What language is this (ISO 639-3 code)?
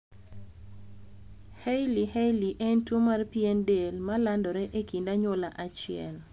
luo